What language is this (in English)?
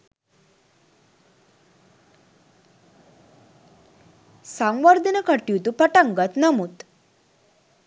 Sinhala